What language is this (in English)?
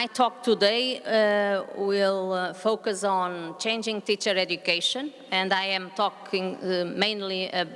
Russian